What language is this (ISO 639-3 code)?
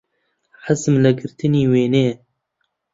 ckb